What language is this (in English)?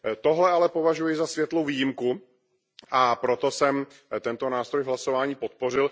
Czech